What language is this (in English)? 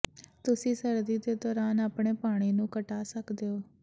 Punjabi